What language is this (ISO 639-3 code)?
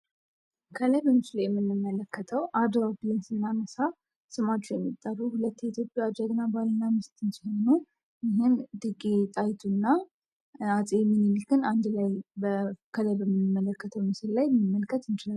amh